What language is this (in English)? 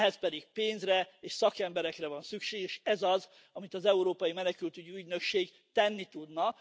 Hungarian